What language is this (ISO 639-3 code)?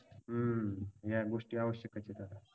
mar